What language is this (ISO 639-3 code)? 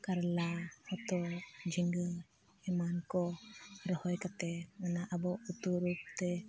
sat